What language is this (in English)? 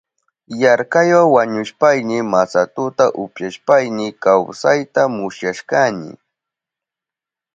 Southern Pastaza Quechua